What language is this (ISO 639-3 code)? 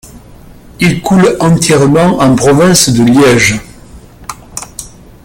fra